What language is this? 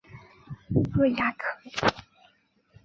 Chinese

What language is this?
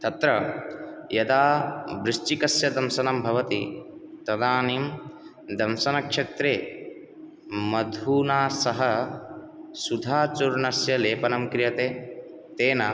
Sanskrit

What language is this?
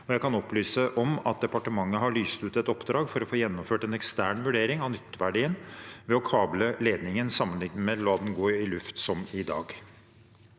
Norwegian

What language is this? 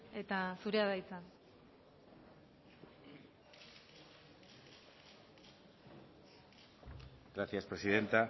Basque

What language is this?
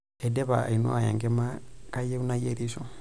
Masai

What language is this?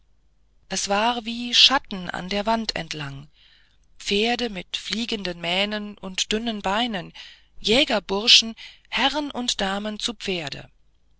German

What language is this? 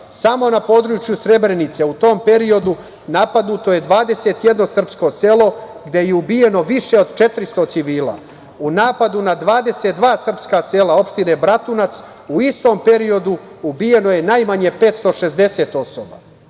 Serbian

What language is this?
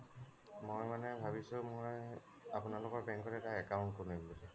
Assamese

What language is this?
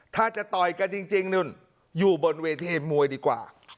Thai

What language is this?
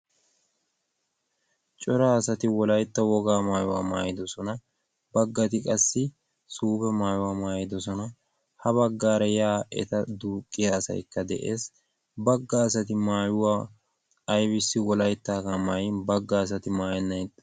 Wolaytta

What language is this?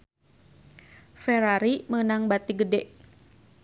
Sundanese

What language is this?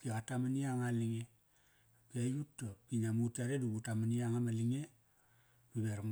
Kairak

